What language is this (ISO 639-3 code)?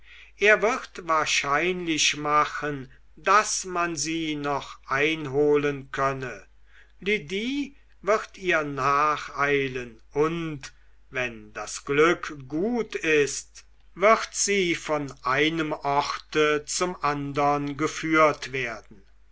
deu